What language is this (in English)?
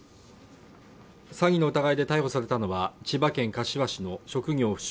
Japanese